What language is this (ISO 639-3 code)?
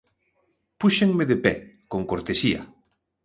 glg